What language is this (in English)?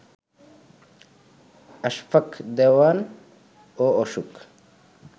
Bangla